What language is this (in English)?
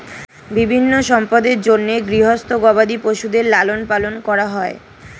Bangla